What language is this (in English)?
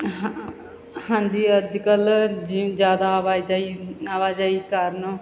Punjabi